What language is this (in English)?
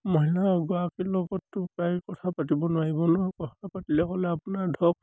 Assamese